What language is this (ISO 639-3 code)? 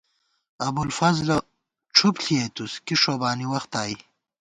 gwt